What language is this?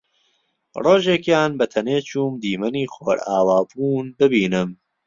Central Kurdish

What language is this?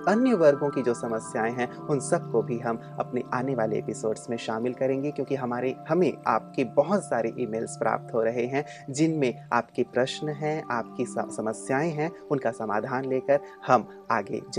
Hindi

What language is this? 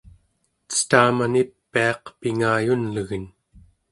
Central Yupik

